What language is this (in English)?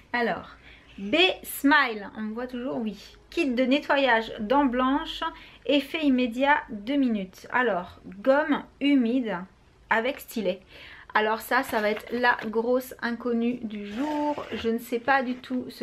French